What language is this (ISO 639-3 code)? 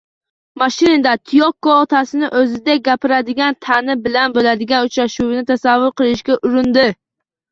uzb